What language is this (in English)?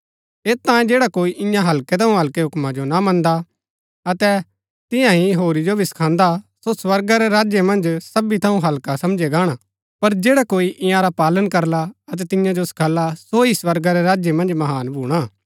Gaddi